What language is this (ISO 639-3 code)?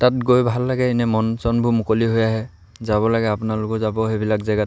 asm